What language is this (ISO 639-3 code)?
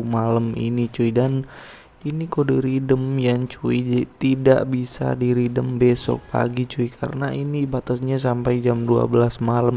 ind